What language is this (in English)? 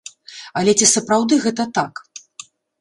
Belarusian